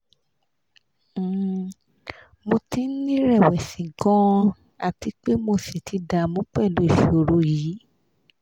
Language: Yoruba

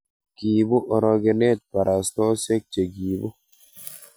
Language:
Kalenjin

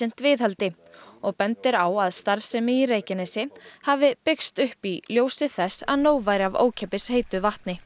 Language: Icelandic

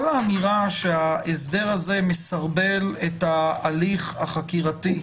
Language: Hebrew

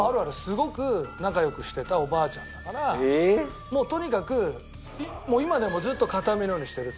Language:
Japanese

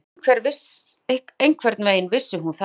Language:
Icelandic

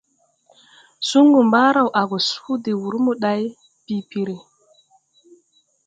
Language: Tupuri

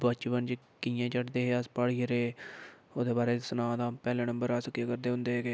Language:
Dogri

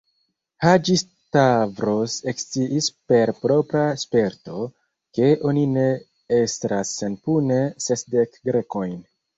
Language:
Esperanto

